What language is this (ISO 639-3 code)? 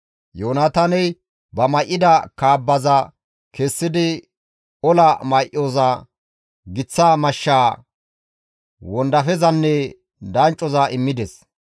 gmv